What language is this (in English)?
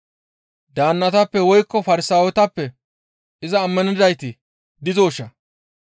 Gamo